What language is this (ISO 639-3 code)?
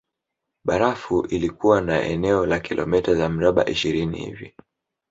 swa